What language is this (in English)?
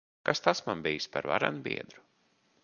Latvian